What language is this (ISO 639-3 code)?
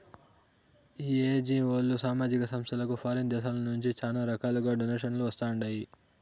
tel